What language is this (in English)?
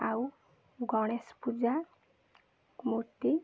Odia